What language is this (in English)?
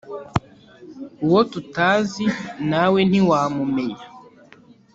Kinyarwanda